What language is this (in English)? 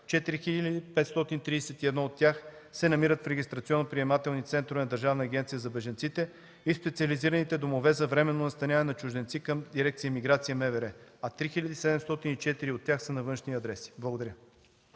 Bulgarian